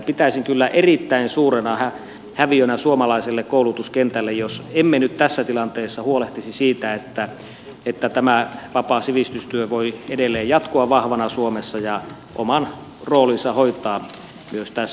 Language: Finnish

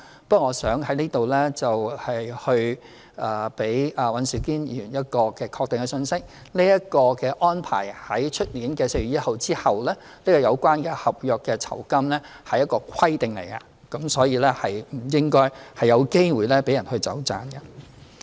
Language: Cantonese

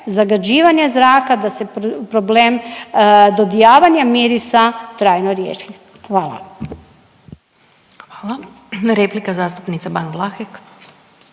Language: Croatian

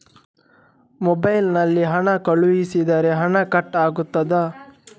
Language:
Kannada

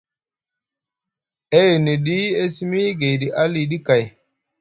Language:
Musgu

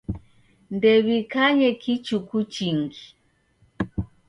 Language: Taita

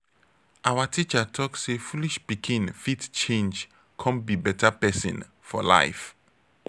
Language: Nigerian Pidgin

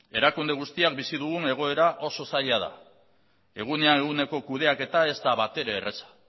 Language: Basque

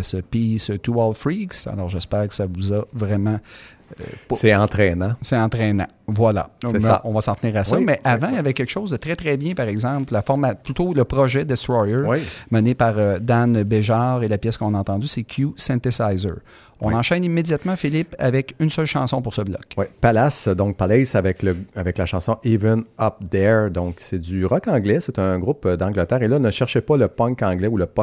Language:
French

